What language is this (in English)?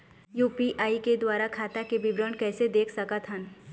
Chhattisgarhi